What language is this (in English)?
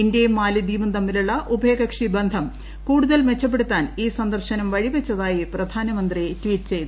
Malayalam